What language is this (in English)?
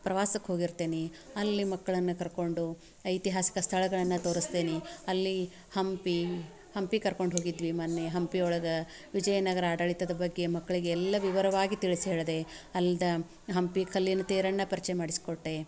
Kannada